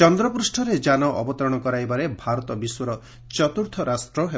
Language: Odia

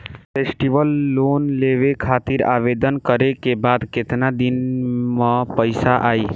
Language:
Bhojpuri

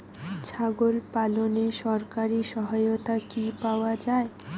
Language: Bangla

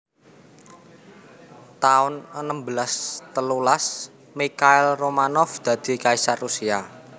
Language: Javanese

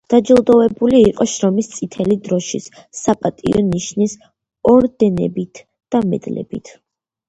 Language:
Georgian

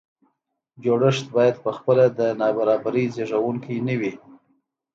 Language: Pashto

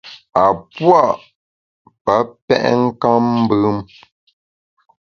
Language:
Bamun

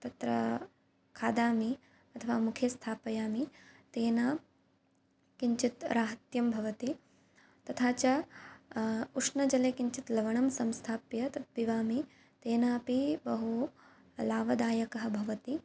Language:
Sanskrit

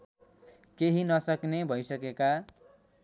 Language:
Nepali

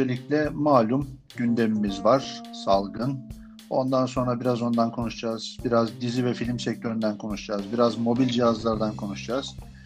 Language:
Turkish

